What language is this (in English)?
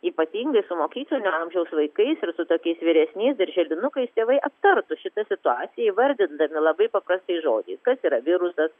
Lithuanian